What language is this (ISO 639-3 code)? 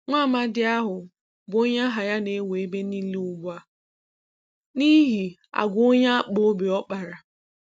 ibo